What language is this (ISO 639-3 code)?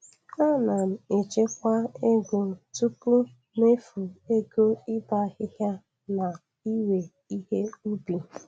ibo